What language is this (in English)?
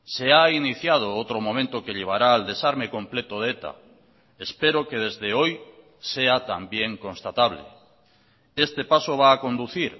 Spanish